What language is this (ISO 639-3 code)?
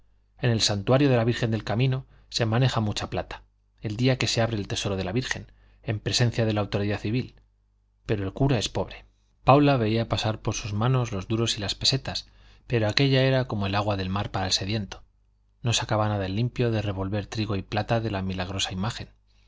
spa